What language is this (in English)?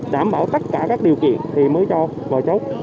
Vietnamese